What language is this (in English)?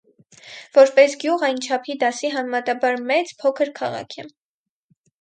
Armenian